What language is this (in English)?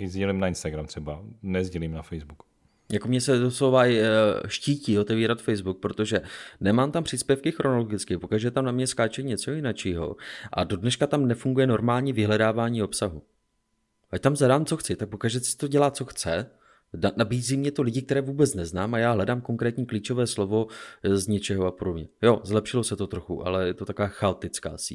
Czech